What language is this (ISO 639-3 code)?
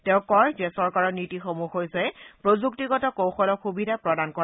asm